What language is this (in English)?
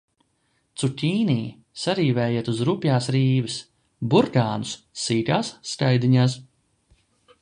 Latvian